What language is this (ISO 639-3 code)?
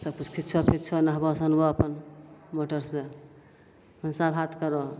mai